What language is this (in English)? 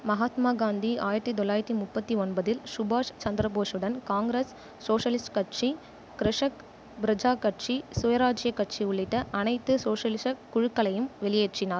Tamil